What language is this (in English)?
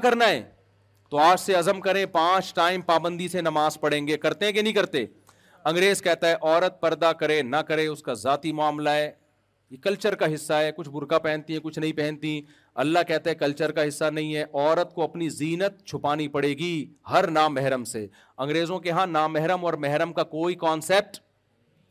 Urdu